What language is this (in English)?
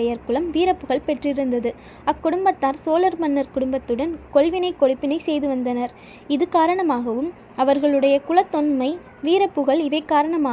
Tamil